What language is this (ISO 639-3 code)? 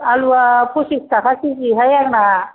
brx